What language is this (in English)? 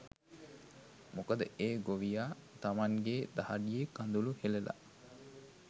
Sinhala